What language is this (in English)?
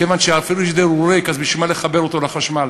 Hebrew